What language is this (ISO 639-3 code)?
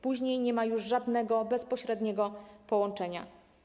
pol